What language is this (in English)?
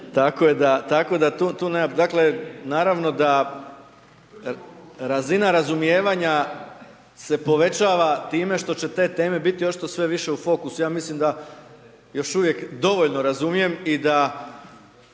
Croatian